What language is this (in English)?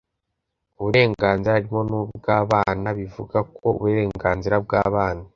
Kinyarwanda